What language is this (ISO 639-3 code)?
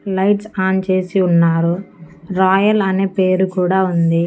tel